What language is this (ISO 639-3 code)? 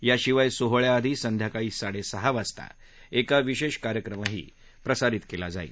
mar